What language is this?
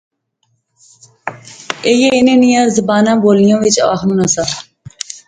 Pahari-Potwari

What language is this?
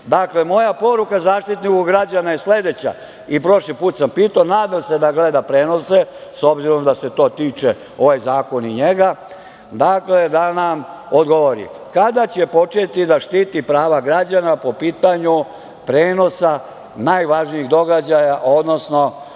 Serbian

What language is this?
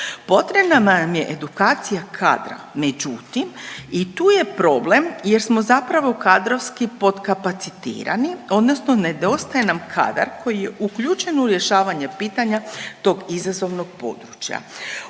Croatian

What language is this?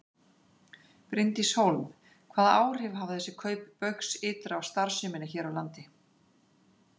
Icelandic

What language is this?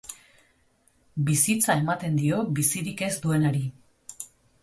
Basque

